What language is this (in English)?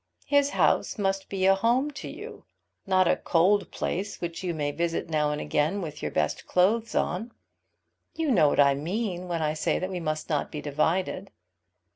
English